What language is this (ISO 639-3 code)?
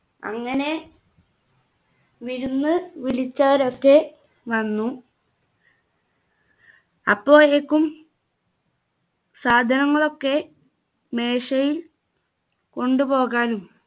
mal